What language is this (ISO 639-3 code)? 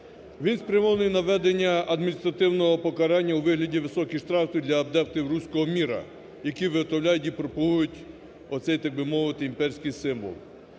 ukr